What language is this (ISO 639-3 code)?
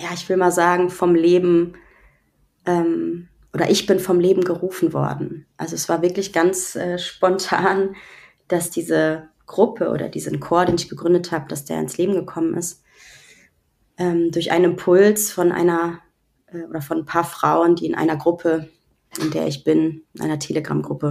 deu